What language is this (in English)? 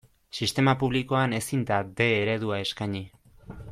Basque